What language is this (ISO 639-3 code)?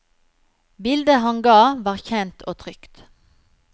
nor